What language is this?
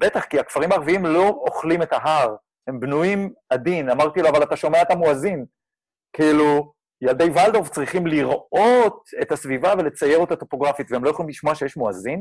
Hebrew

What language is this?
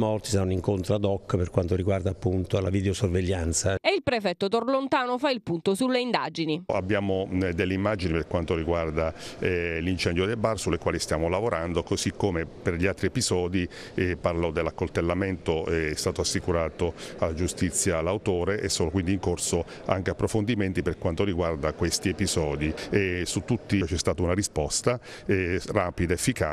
Italian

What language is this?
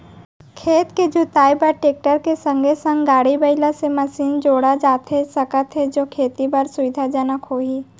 Chhattisgarhi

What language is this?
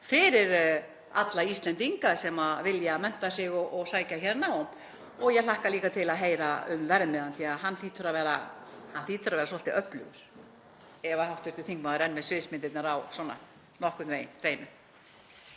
Icelandic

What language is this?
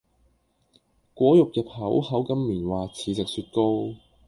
Cantonese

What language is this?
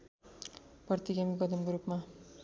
Nepali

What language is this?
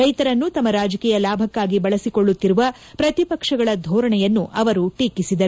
Kannada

